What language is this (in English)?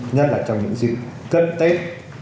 Vietnamese